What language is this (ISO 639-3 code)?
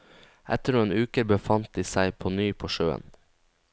nor